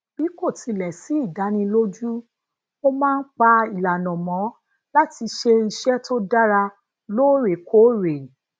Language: Yoruba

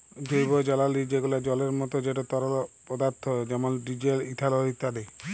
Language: Bangla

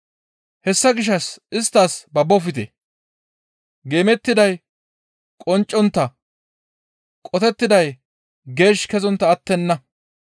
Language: Gamo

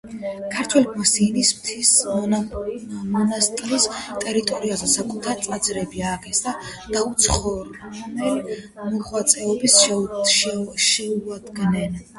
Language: Georgian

